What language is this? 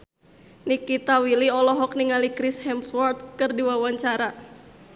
Sundanese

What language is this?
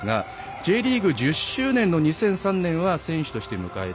Japanese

